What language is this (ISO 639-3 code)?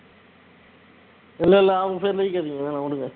tam